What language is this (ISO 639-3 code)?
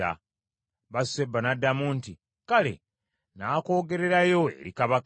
lug